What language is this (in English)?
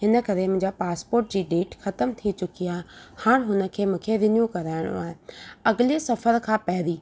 Sindhi